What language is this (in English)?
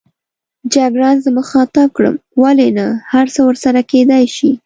Pashto